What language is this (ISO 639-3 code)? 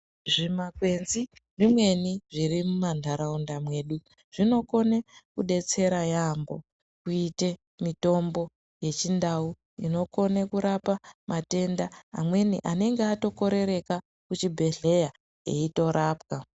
ndc